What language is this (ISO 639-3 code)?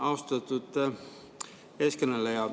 est